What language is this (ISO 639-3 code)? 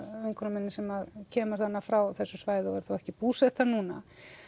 isl